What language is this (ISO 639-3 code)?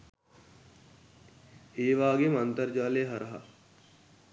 sin